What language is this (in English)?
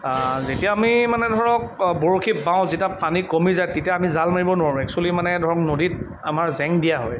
Assamese